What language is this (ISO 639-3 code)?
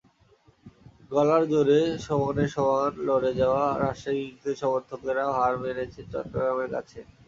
ben